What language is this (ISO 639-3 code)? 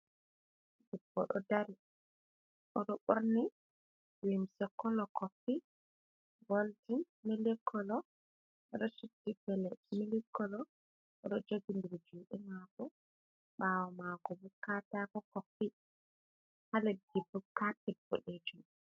ful